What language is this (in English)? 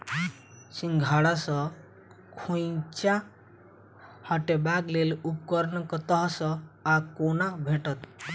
Maithili